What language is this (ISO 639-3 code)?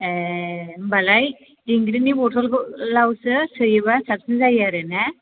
brx